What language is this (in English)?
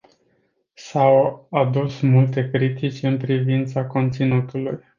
Romanian